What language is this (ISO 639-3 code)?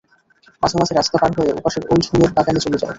ben